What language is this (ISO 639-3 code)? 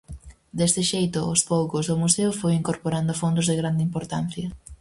glg